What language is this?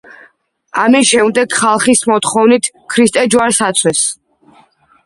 Georgian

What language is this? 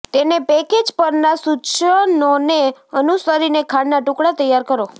Gujarati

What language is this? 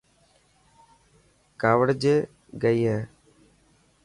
Dhatki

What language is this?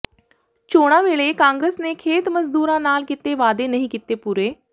Punjabi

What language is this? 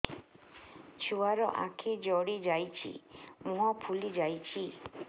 Odia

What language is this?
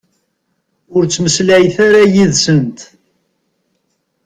Kabyle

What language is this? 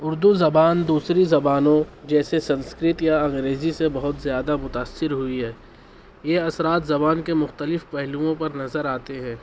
Urdu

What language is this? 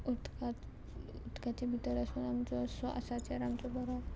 Konkani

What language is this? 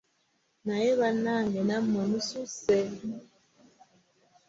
Ganda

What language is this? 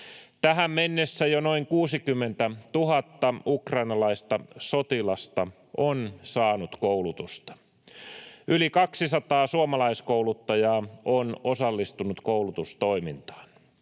Finnish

